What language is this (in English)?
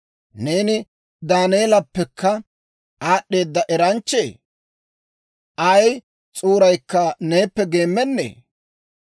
Dawro